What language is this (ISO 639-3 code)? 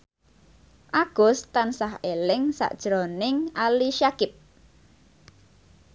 jav